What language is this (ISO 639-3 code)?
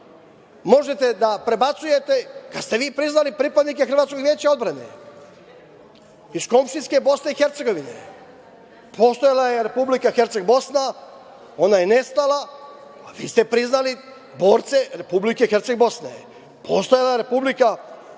srp